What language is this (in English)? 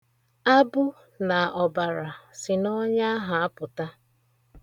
Igbo